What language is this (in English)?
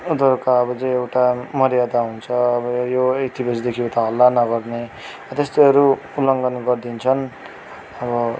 Nepali